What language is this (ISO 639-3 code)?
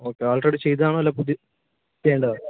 mal